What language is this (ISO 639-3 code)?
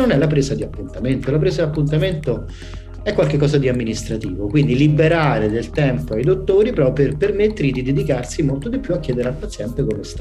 ita